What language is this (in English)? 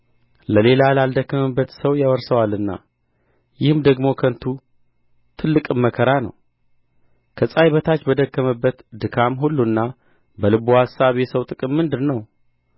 Amharic